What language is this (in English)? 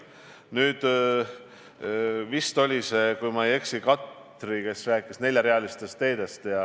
Estonian